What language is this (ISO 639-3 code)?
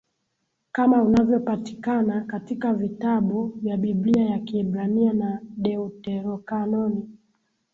swa